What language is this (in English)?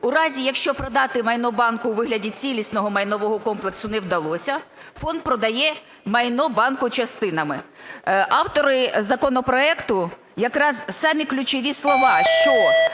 Ukrainian